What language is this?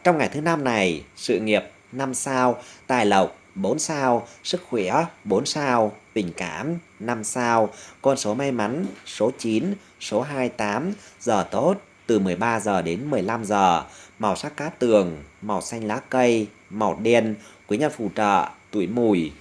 Vietnamese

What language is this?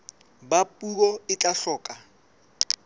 Southern Sotho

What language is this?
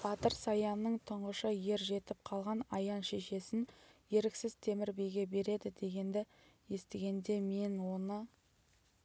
Kazakh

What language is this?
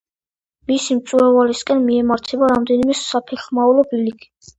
Georgian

